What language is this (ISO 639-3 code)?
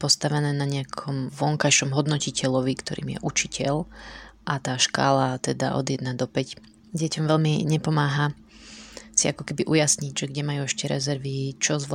slk